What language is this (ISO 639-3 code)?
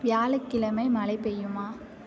tam